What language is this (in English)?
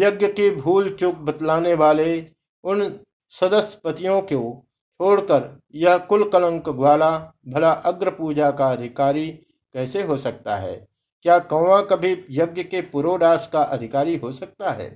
Hindi